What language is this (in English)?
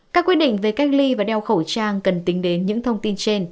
Vietnamese